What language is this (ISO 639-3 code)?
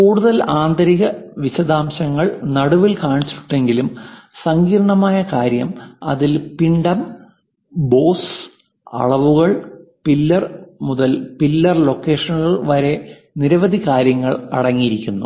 mal